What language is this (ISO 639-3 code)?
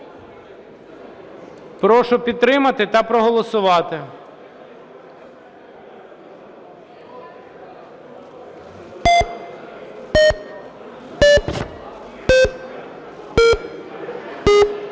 ukr